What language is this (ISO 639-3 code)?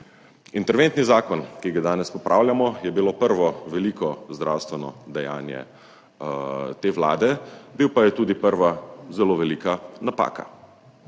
slv